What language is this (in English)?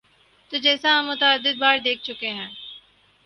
Urdu